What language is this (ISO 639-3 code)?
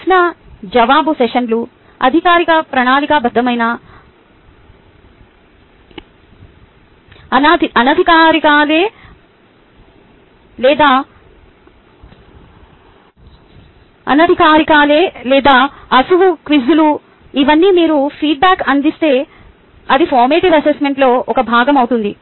tel